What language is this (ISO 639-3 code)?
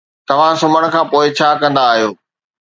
snd